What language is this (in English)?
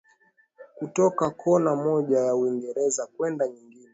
Swahili